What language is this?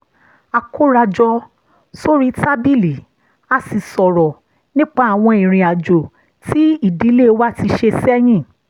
Yoruba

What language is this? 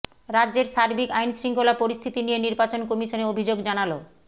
Bangla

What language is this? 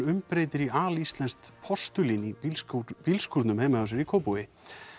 Icelandic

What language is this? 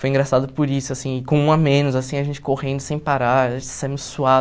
Portuguese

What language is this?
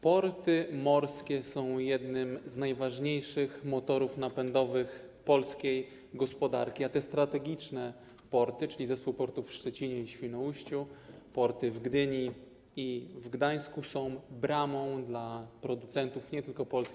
Polish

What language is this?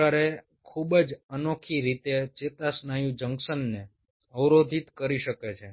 Gujarati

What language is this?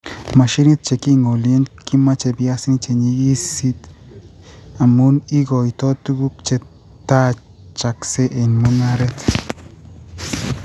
Kalenjin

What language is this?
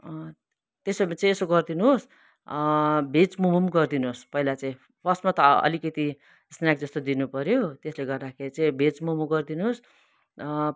Nepali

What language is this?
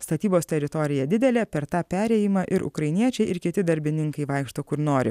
Lithuanian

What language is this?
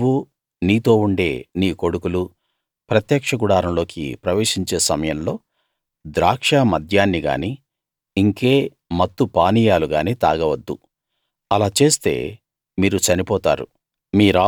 Telugu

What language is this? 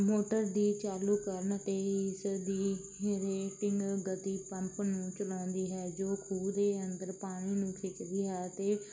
Punjabi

